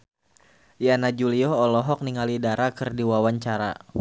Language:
Sundanese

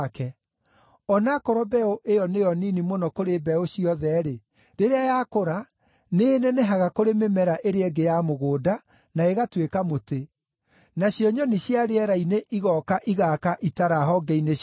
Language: Kikuyu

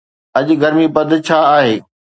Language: Sindhi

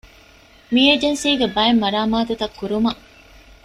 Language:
Divehi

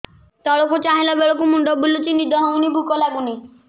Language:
Odia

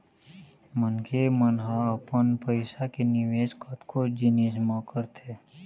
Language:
Chhattisgarhi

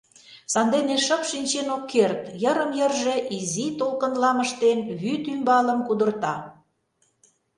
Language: Mari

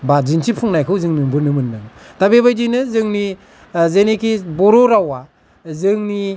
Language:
Bodo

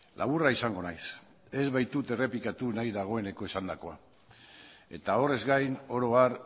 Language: Basque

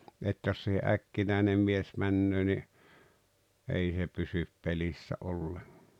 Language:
Finnish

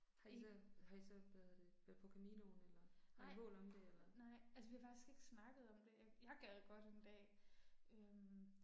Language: Danish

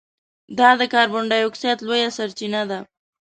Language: Pashto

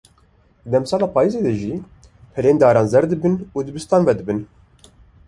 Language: Kurdish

